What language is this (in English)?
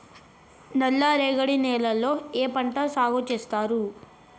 Telugu